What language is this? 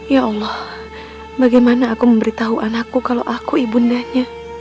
Indonesian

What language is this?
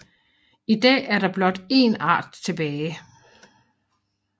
Danish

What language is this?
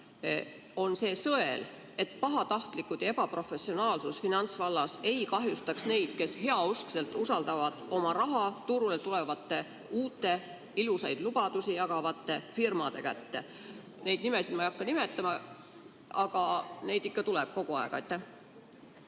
Estonian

